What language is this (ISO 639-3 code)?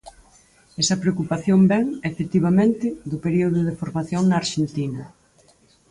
glg